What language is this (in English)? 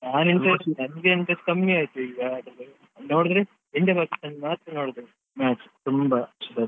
Kannada